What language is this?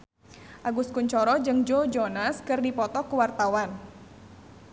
Sundanese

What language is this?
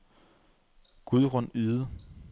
Danish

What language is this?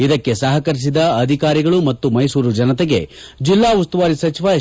Kannada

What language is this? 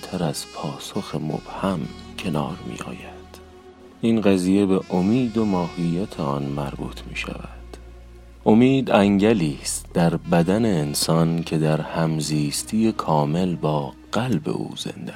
Persian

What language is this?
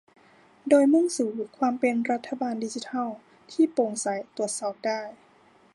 Thai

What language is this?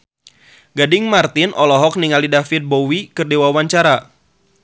Sundanese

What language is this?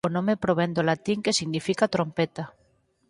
Galician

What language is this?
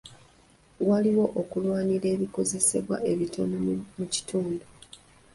Ganda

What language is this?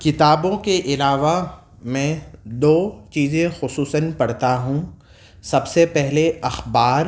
Urdu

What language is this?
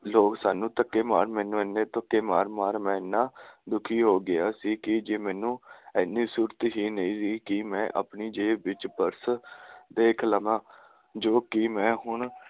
Punjabi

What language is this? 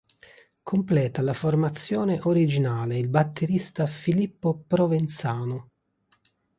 Italian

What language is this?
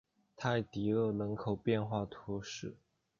Chinese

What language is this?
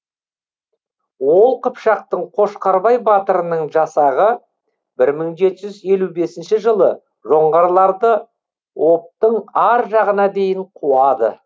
Kazakh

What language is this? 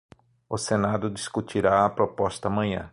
Portuguese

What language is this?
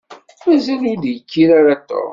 Kabyle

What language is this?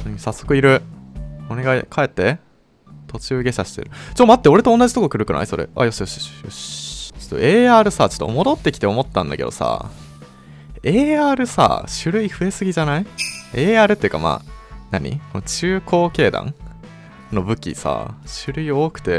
Japanese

